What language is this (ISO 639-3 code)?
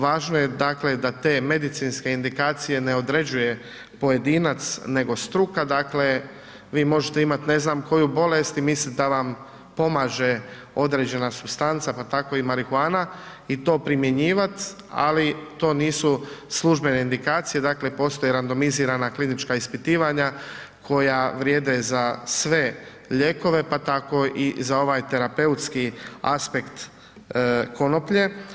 hrv